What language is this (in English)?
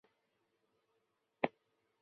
Chinese